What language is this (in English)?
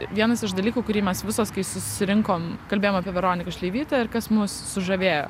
Lithuanian